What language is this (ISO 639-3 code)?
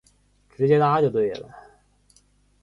zho